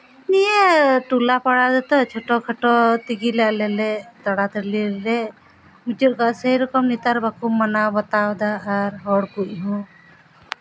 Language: Santali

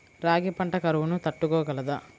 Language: Telugu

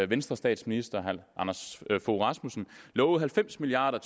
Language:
Danish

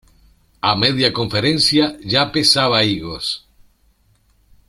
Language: Spanish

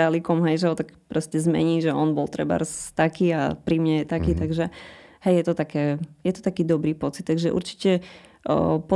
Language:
Slovak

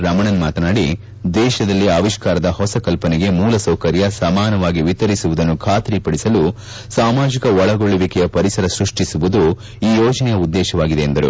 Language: Kannada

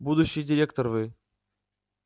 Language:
Russian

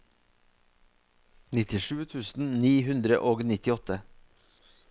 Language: Norwegian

